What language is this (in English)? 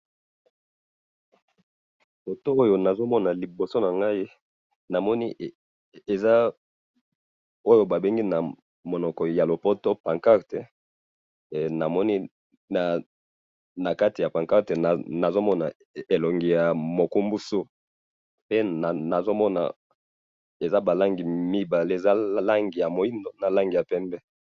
Lingala